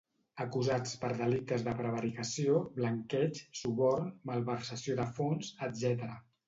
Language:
Catalan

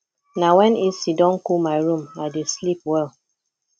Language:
Nigerian Pidgin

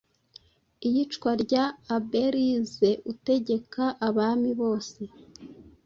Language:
Kinyarwanda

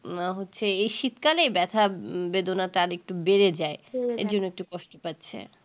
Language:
Bangla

